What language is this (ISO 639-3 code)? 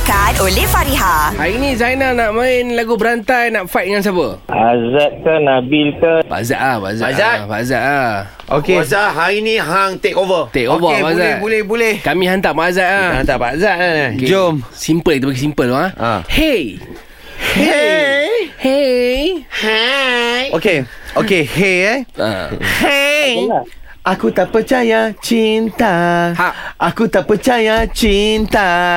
msa